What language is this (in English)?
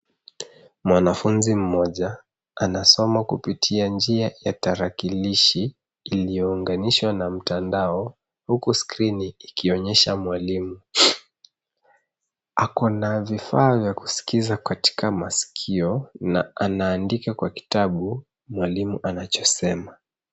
Swahili